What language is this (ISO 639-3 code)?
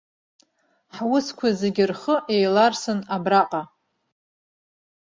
abk